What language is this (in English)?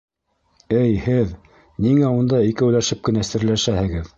Bashkir